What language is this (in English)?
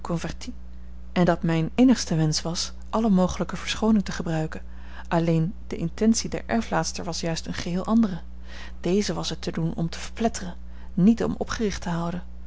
Dutch